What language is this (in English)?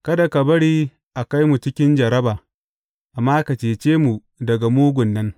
Hausa